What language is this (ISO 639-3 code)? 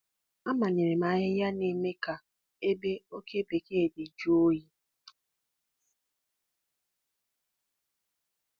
ibo